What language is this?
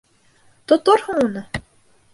Bashkir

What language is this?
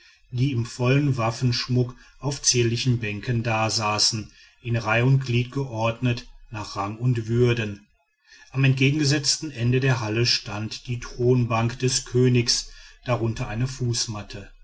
German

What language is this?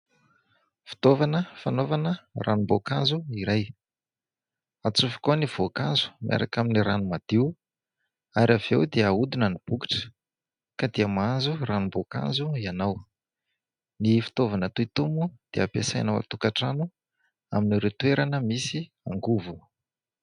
Malagasy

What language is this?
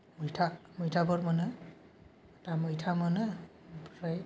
Bodo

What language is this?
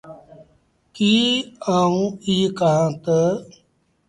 Sindhi Bhil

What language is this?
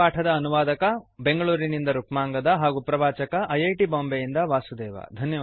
Kannada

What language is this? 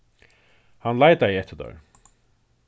Faroese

